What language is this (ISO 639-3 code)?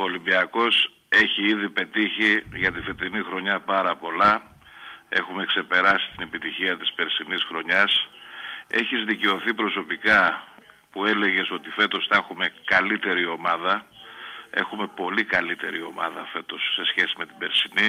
ell